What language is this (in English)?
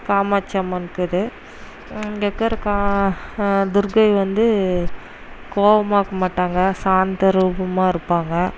Tamil